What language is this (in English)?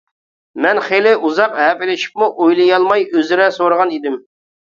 Uyghur